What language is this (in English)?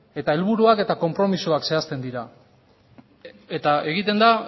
Basque